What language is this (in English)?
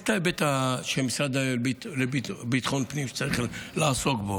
Hebrew